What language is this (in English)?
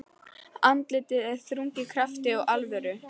Icelandic